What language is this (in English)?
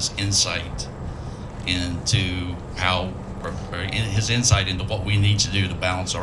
English